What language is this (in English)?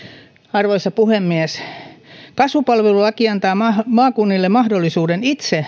Finnish